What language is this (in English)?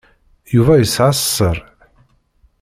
Kabyle